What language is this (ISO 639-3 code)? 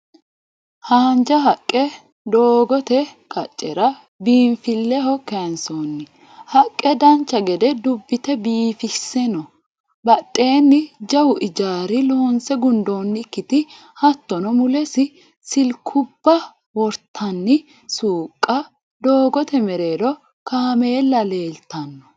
sid